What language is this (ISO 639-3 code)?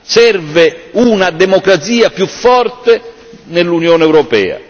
ita